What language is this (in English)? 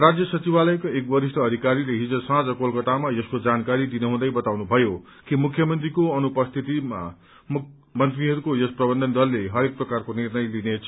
Nepali